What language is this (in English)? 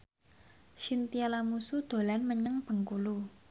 Javanese